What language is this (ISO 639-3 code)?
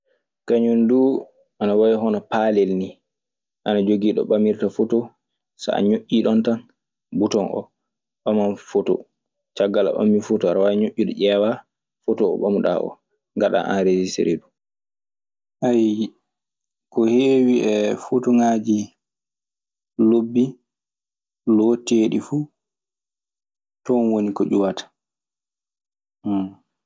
ffm